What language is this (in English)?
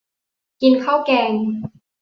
Thai